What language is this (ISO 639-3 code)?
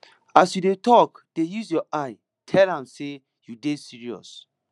pcm